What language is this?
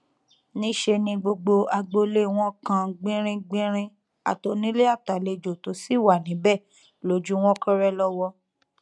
Yoruba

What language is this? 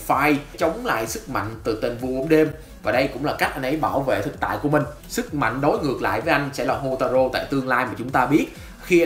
Vietnamese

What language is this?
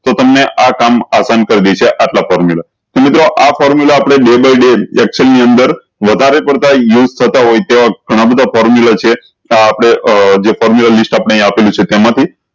Gujarati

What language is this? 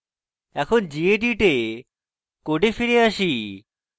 Bangla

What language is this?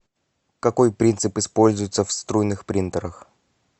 Russian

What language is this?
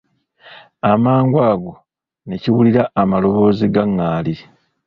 Ganda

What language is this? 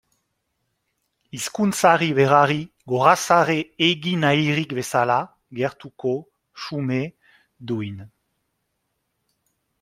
Basque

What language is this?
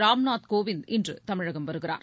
Tamil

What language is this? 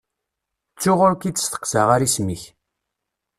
Kabyle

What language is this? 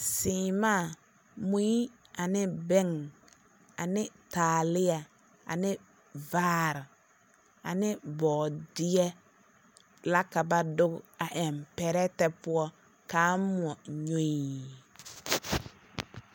Southern Dagaare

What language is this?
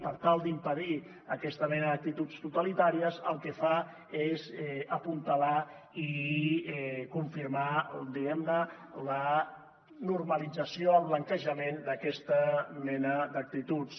Catalan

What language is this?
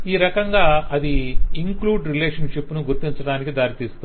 Telugu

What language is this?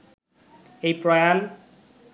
Bangla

